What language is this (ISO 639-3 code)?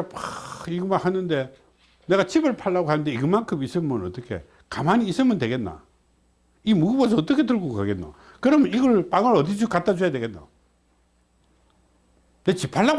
kor